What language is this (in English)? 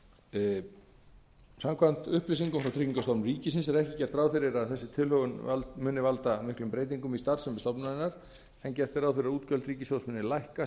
Icelandic